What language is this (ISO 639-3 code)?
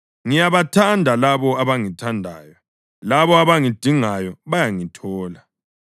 nde